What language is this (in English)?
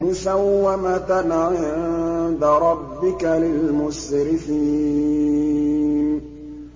Arabic